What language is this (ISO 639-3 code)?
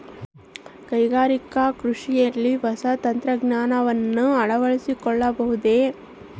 kan